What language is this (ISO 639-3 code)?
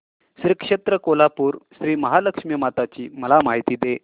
mar